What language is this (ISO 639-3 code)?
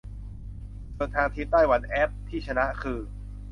tha